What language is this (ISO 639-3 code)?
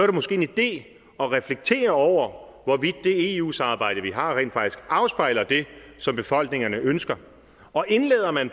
dan